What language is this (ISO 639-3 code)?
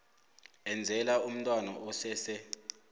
nbl